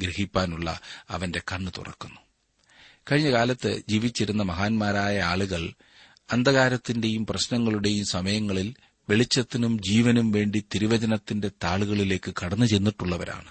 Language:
Malayalam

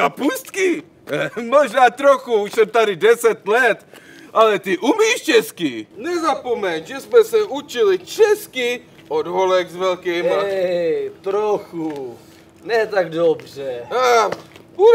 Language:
Czech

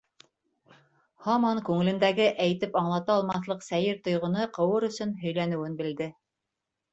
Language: Bashkir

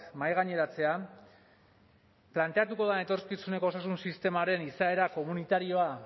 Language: Basque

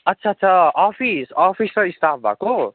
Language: Nepali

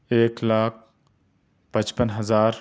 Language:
Urdu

